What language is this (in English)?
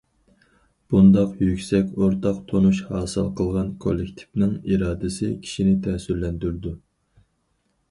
Uyghur